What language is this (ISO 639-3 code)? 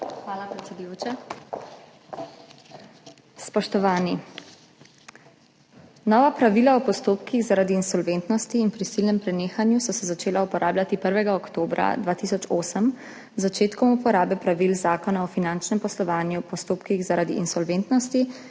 slv